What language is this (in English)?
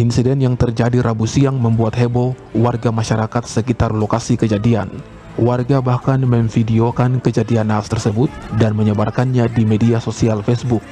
Indonesian